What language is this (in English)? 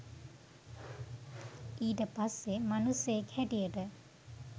Sinhala